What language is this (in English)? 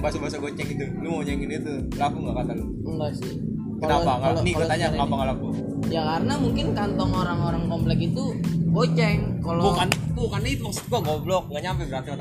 Indonesian